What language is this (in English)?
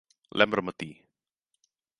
Galician